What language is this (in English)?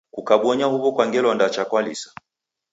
Taita